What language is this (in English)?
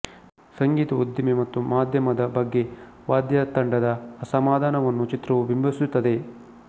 Kannada